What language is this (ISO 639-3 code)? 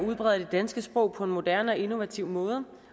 dan